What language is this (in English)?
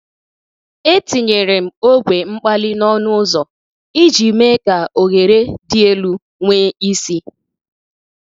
Igbo